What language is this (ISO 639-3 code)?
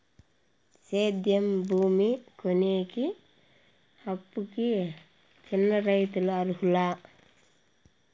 tel